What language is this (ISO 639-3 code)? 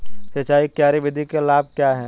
hin